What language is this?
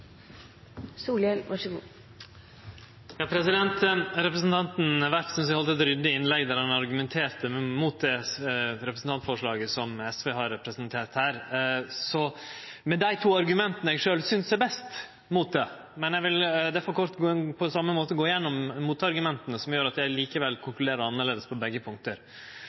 Norwegian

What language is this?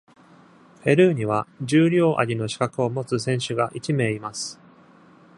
Japanese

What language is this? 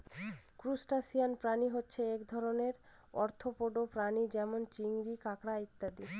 Bangla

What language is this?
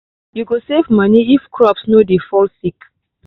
Nigerian Pidgin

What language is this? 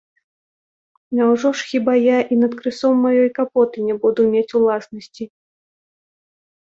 Belarusian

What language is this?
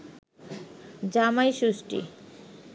Bangla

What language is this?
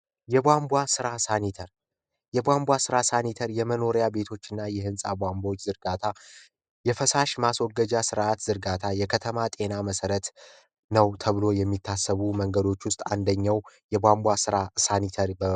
Amharic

